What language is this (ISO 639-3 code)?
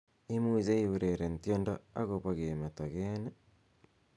kln